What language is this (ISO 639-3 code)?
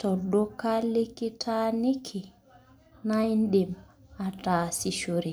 mas